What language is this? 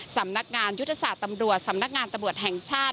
Thai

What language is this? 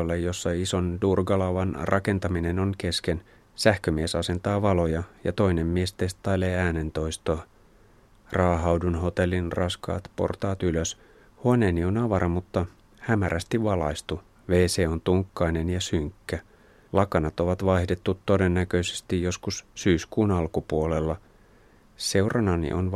Finnish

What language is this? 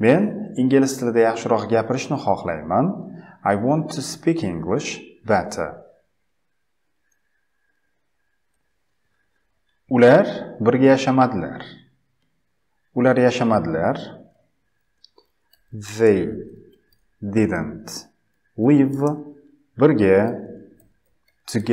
Dutch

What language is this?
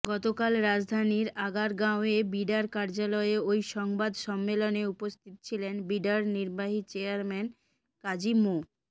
Bangla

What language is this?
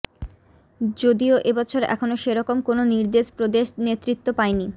Bangla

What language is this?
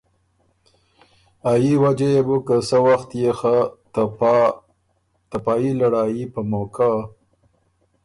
Ormuri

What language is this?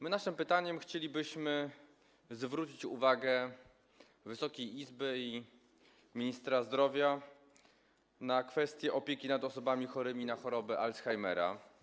Polish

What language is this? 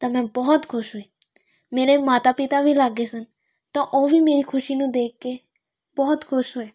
Punjabi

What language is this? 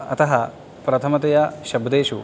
Sanskrit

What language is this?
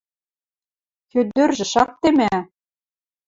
Western Mari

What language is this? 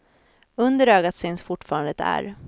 Swedish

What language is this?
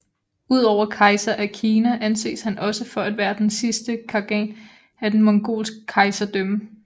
Danish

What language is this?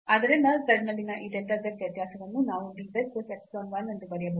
Kannada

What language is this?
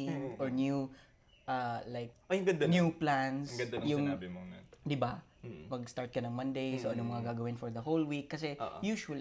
Filipino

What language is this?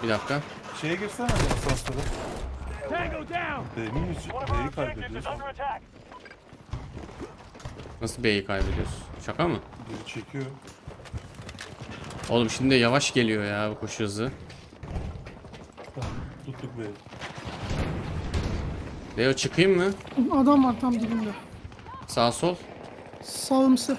Turkish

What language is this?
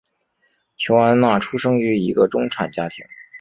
Chinese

